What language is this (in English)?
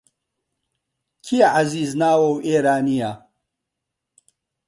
Central Kurdish